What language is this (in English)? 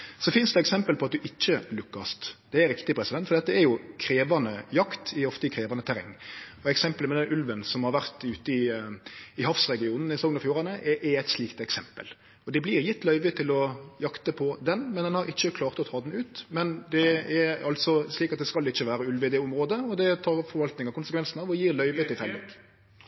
Norwegian Nynorsk